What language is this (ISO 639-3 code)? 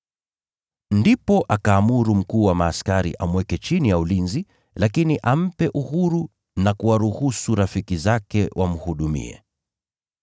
swa